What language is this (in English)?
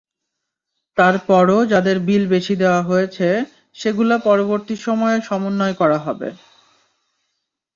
Bangla